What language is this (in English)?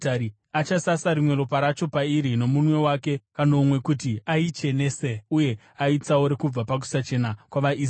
Shona